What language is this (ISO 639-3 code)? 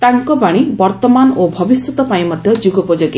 ori